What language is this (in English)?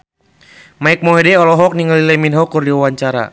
Sundanese